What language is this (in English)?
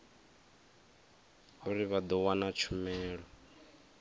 Venda